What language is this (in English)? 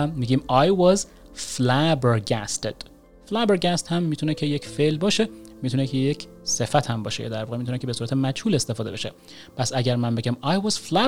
Persian